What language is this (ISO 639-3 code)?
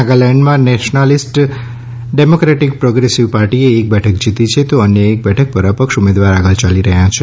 guj